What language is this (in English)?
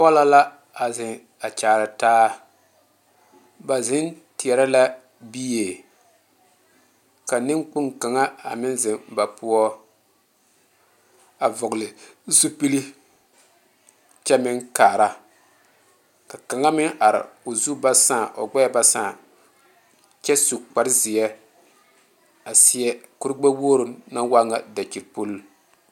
Southern Dagaare